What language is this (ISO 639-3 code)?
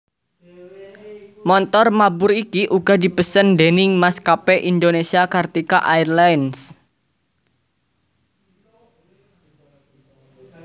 jav